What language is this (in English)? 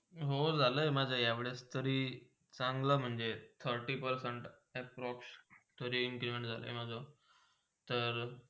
Marathi